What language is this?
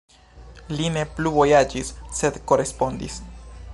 Esperanto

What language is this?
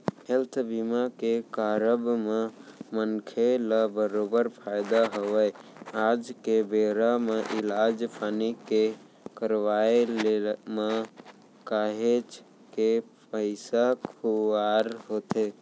Chhattisgarhi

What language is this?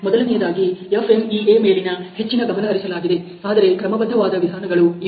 Kannada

